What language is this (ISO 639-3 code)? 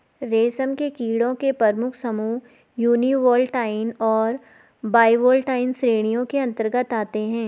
hin